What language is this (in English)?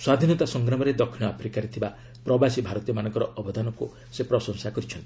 Odia